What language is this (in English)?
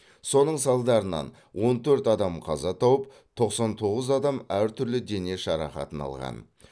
Kazakh